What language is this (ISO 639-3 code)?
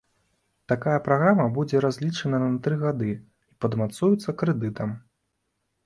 bel